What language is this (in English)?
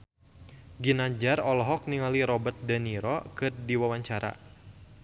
Sundanese